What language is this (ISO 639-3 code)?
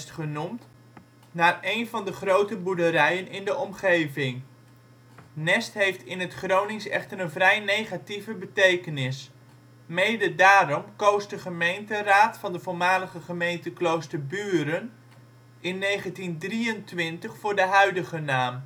nld